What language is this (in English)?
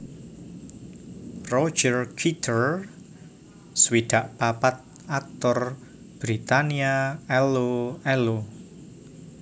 Javanese